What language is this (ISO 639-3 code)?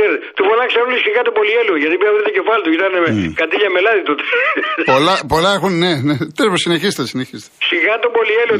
ell